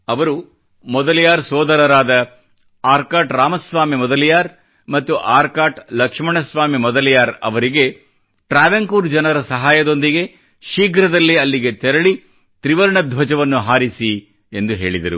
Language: Kannada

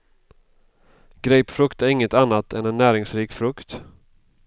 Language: Swedish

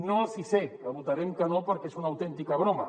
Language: Catalan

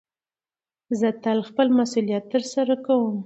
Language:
Pashto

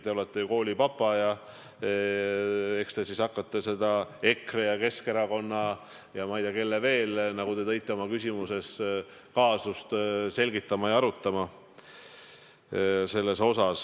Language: Estonian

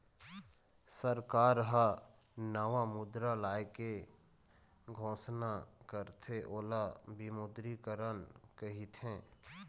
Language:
Chhattisgarhi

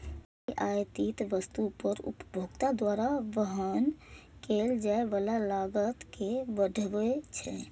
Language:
Maithili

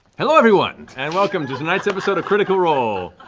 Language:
English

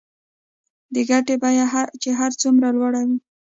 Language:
Pashto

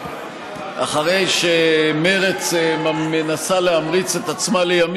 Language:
Hebrew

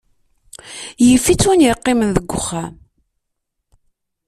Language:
Kabyle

